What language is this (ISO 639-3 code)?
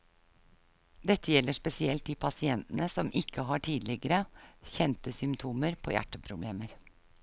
nor